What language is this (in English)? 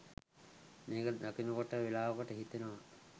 Sinhala